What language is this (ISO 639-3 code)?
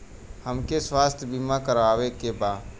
bho